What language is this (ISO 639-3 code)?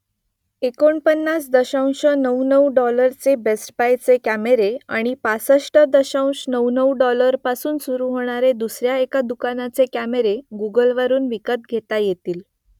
mar